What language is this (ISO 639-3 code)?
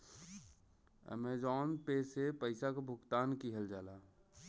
bho